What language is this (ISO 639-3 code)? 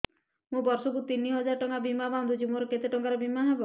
ori